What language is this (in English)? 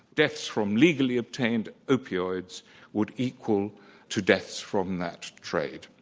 English